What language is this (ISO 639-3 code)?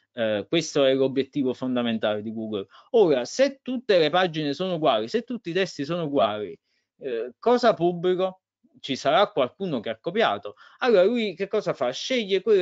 ita